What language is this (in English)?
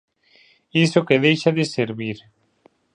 Galician